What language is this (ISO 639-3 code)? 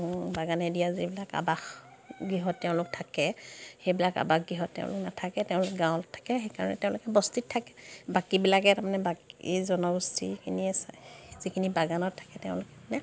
asm